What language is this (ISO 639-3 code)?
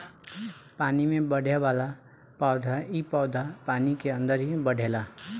bho